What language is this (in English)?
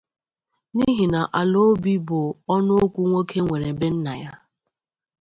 Igbo